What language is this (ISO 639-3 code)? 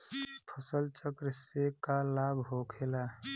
bho